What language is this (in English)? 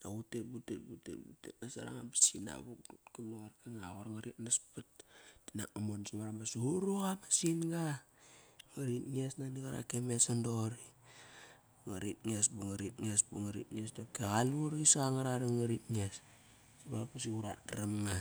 Kairak